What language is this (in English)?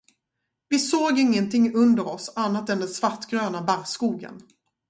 Swedish